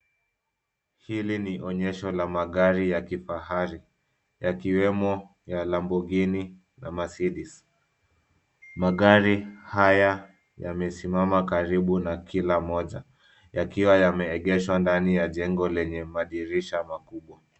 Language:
Swahili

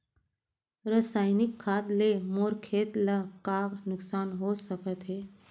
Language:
Chhattisgarhi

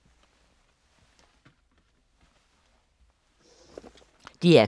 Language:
Danish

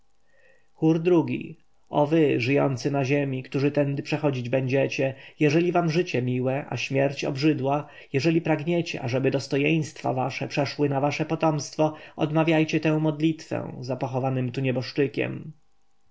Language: Polish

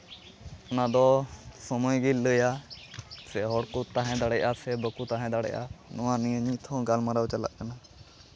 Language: Santali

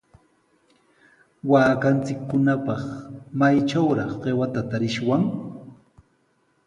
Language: Sihuas Ancash Quechua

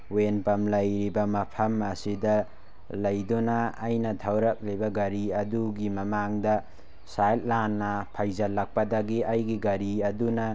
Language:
Manipuri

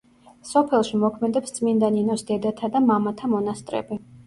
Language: Georgian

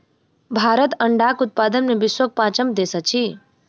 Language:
Maithili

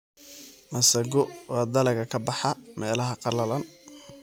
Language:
Somali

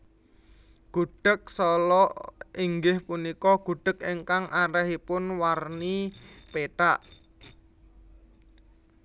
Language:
Javanese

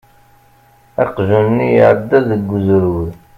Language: Kabyle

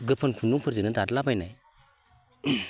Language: Bodo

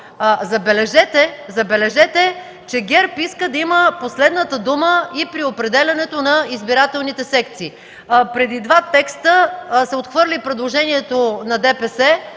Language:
Bulgarian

